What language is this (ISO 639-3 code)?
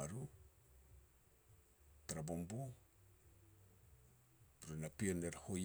pex